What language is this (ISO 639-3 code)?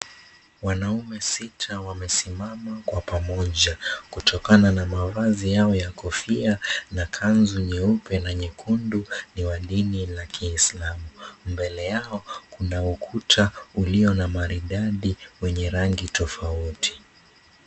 swa